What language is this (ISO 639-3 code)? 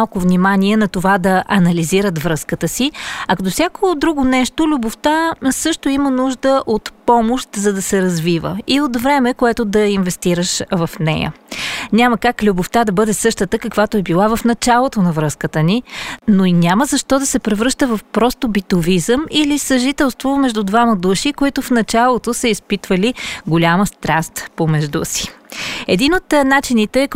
bul